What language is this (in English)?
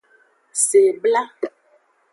Aja (Benin)